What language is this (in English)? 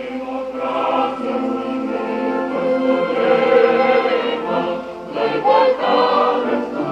Romanian